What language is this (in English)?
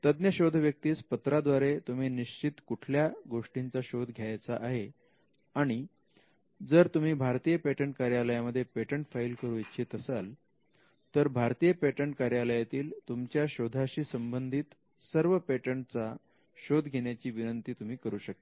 Marathi